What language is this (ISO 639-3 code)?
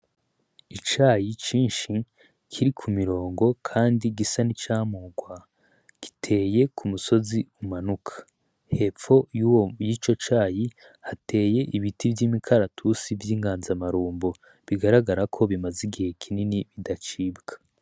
run